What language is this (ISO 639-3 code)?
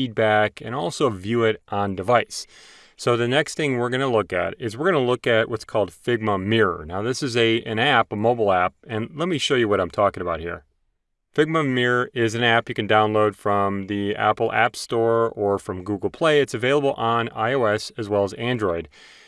eng